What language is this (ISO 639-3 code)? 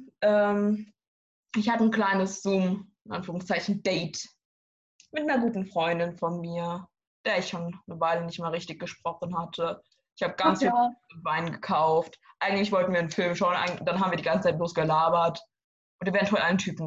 deu